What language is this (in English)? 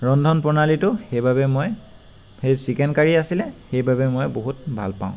Assamese